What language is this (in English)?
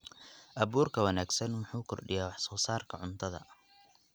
Somali